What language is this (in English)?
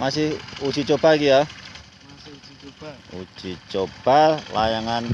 Indonesian